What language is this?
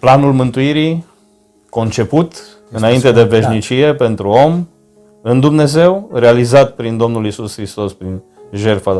Romanian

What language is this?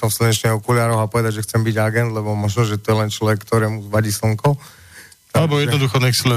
Slovak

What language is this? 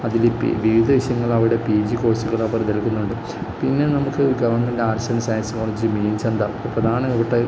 Malayalam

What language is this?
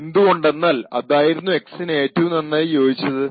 Malayalam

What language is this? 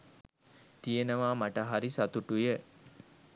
Sinhala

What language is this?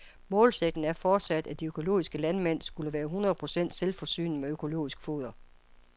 Danish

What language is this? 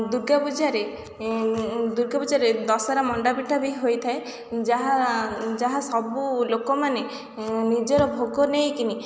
Odia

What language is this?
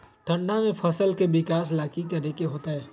Magahi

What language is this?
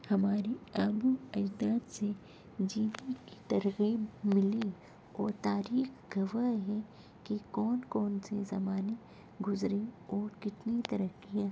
Urdu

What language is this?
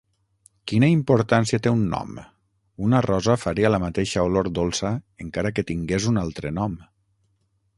Catalan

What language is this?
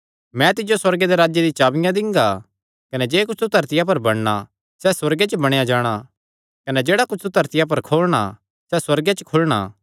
Kangri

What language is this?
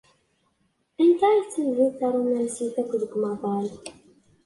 Kabyle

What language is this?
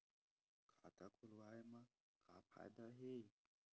Chhattisgarhi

